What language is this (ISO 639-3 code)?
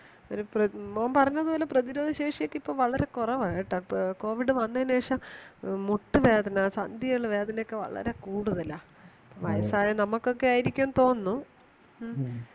mal